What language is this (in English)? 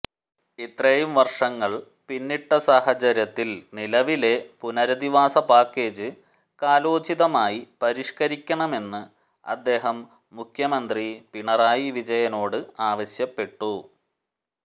Malayalam